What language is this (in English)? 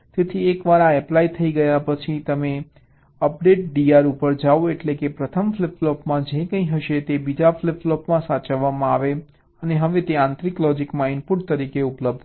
Gujarati